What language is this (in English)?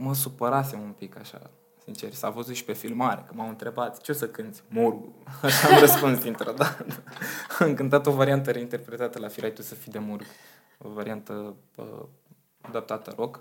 Romanian